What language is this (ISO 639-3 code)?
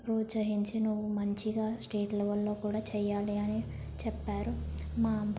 tel